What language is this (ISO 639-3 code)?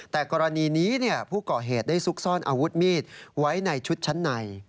tha